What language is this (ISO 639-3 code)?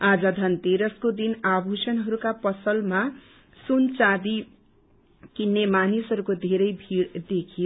nep